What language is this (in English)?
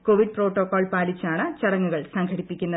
Malayalam